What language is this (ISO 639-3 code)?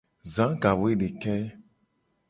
gej